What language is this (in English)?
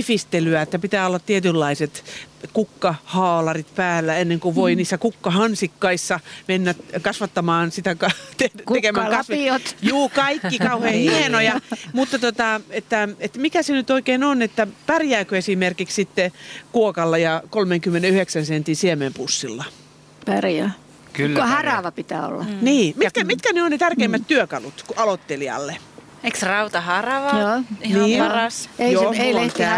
Finnish